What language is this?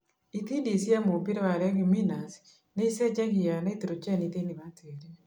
Kikuyu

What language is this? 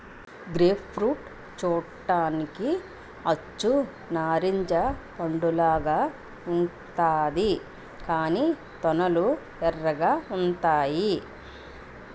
Telugu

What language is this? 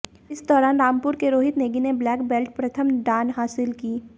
Hindi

